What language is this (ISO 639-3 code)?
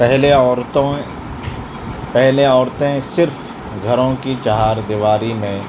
urd